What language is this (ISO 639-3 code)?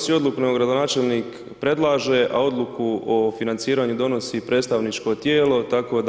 hrv